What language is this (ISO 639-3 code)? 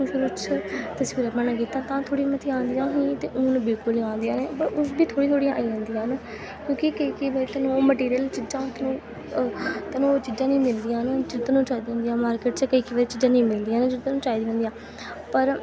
doi